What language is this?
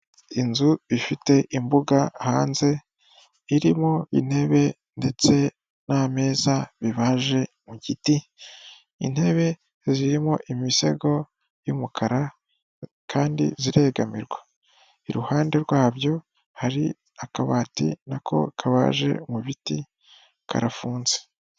Kinyarwanda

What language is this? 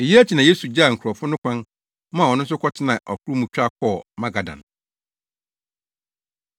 Akan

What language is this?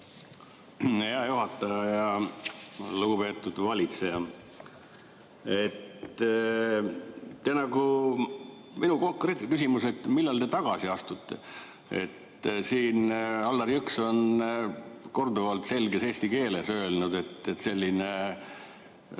Estonian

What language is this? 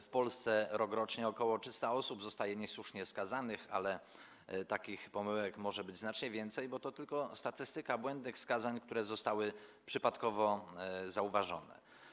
Polish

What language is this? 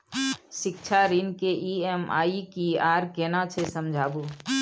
Maithili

